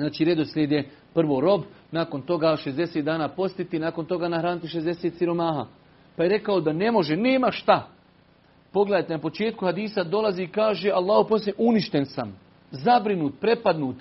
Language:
Croatian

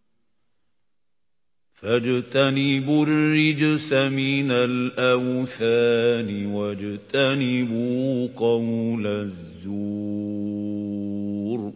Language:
Arabic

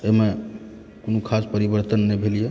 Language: Maithili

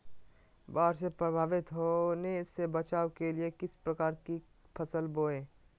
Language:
Magahi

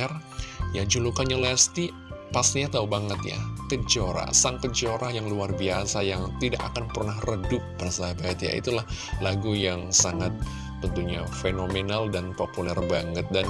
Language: Indonesian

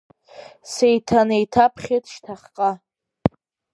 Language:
Abkhazian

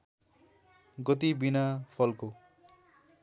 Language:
Nepali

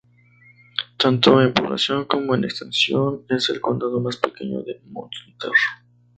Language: Spanish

